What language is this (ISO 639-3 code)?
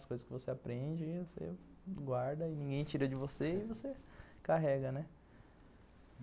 por